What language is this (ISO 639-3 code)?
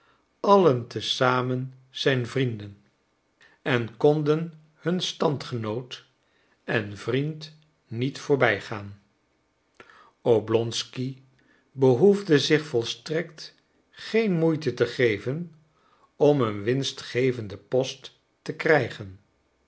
nld